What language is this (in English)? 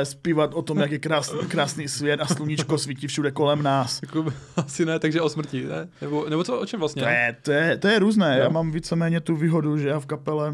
Czech